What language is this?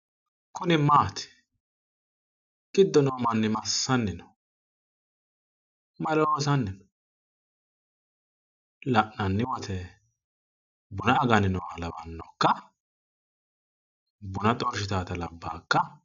Sidamo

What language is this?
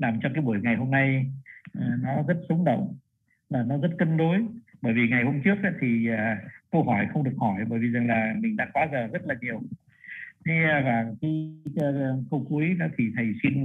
Vietnamese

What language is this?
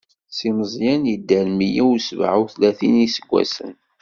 Kabyle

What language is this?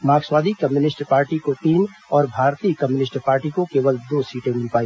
Hindi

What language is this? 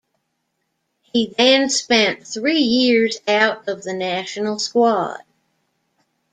English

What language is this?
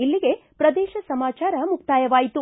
Kannada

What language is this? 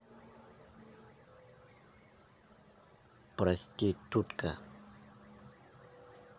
Russian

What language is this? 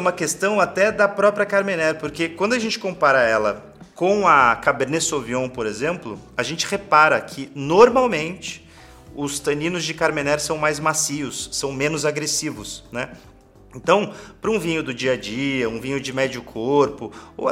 Portuguese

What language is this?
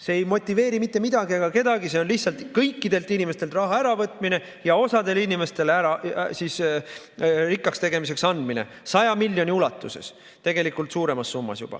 Estonian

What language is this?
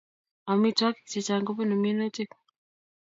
Kalenjin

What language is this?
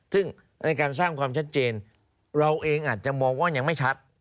Thai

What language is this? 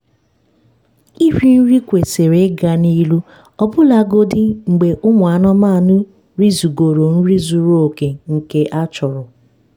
Igbo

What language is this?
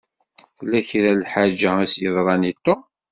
Kabyle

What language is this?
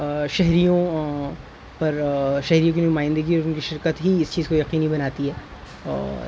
Urdu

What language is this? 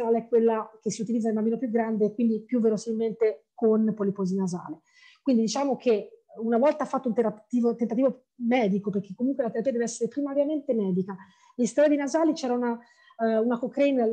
Italian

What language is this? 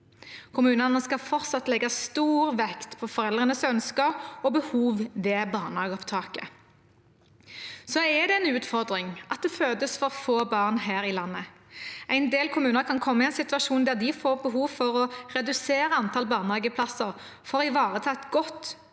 Norwegian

